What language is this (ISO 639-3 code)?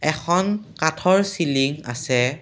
asm